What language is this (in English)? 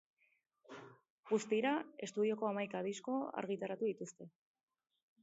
Basque